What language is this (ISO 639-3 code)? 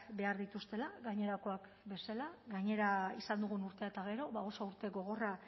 eus